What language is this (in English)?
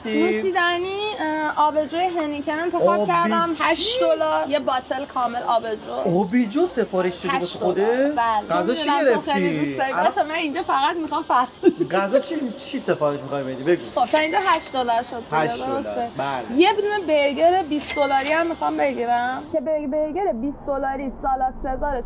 Persian